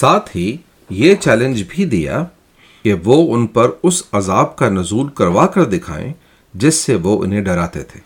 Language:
Urdu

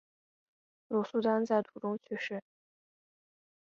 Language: Chinese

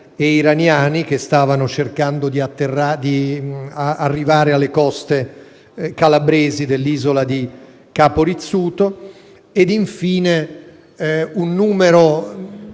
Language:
Italian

